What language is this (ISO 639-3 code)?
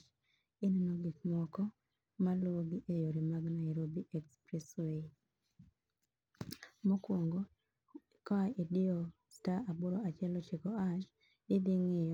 luo